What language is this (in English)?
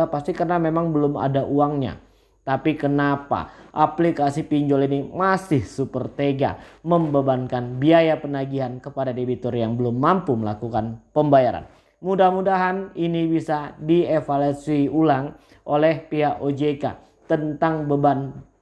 Indonesian